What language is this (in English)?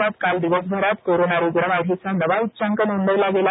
Marathi